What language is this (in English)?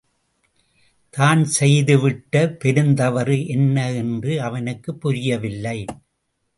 Tamil